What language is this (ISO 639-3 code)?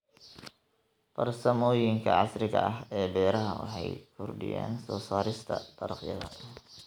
som